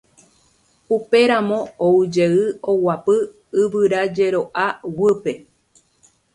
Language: Guarani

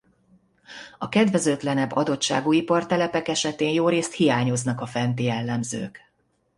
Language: Hungarian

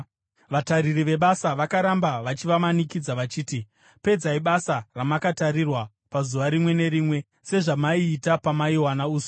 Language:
Shona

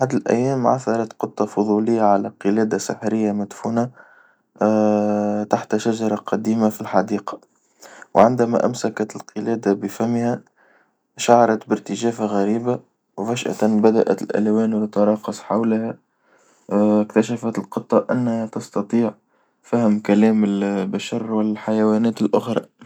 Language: Tunisian Arabic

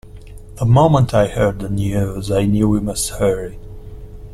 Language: English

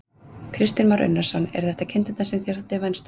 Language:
Icelandic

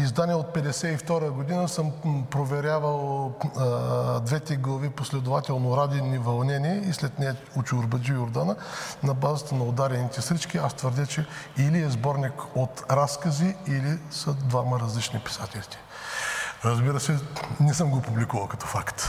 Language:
Bulgarian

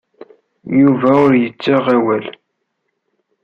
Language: Kabyle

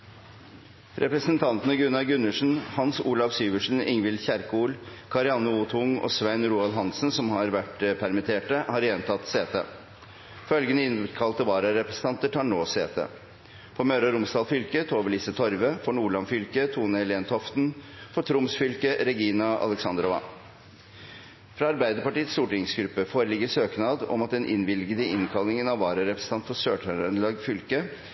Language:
Norwegian Bokmål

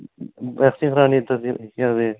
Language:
Dogri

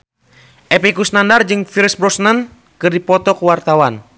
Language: Sundanese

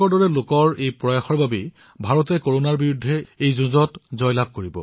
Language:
Assamese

